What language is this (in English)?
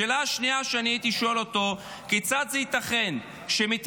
Hebrew